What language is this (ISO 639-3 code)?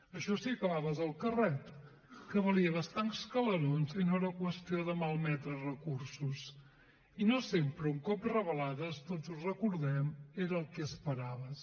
cat